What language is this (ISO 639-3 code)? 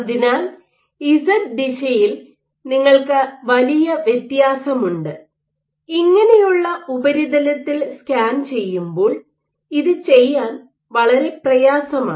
mal